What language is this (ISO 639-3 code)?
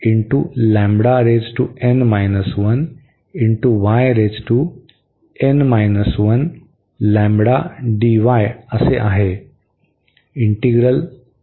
mar